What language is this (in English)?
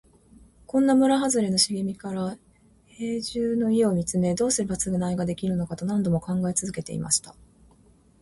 Japanese